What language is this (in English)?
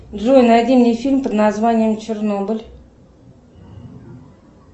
Russian